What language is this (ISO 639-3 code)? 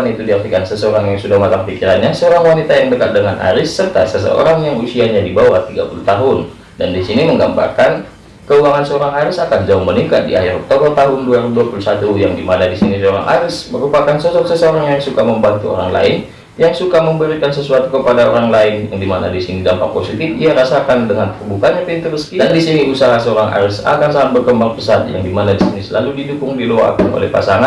ind